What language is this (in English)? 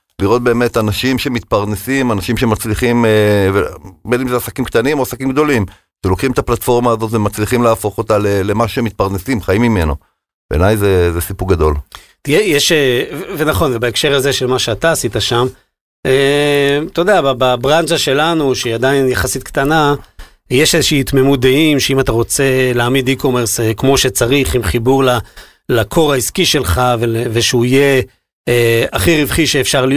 Hebrew